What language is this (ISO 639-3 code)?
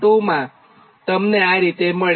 guj